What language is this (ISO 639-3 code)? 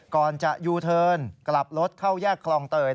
tha